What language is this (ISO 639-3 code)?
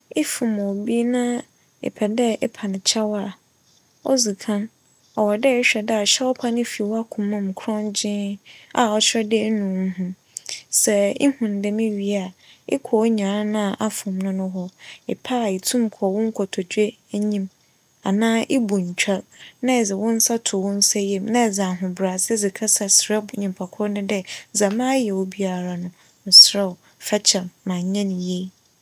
aka